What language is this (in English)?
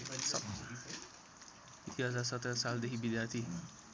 Nepali